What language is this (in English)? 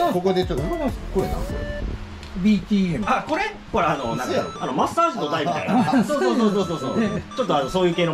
Japanese